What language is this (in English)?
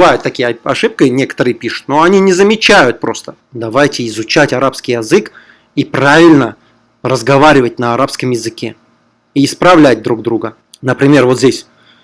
Russian